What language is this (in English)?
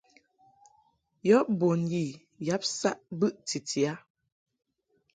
Mungaka